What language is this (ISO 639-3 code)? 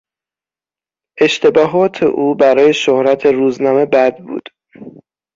fas